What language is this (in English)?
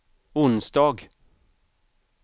Swedish